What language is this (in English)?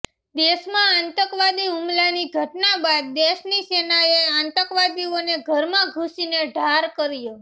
Gujarati